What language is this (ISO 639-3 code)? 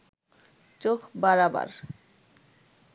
ben